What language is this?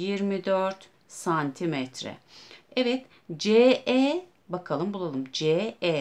Turkish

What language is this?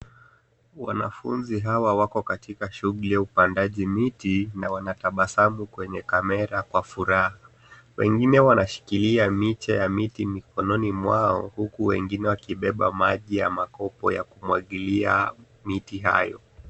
Swahili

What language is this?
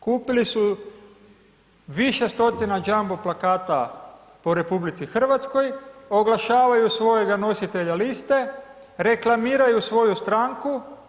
Croatian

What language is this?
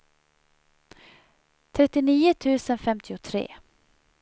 Swedish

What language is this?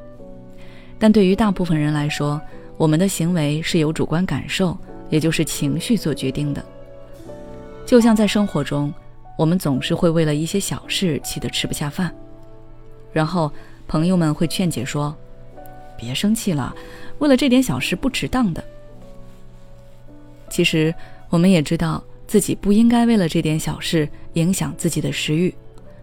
Chinese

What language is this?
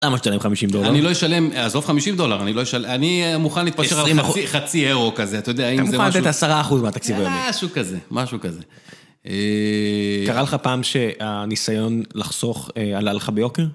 Hebrew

